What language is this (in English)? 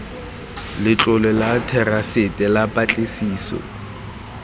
Tswana